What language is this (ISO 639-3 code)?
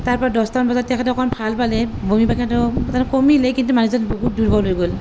asm